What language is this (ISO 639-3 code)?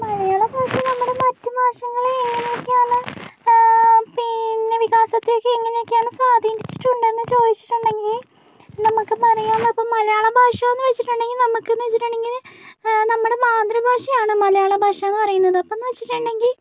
mal